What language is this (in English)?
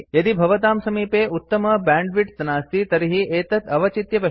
Sanskrit